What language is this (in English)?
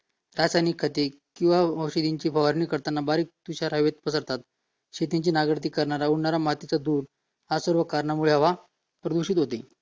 Marathi